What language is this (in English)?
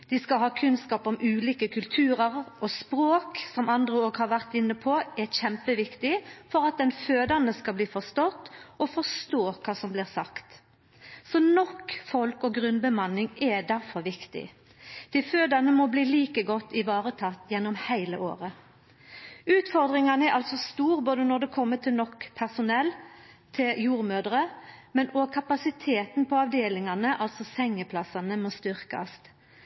Norwegian Nynorsk